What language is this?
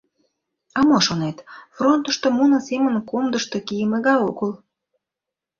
Mari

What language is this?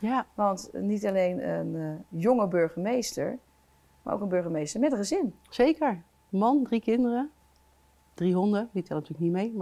Dutch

